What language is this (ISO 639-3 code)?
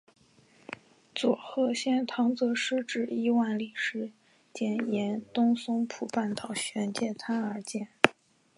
zho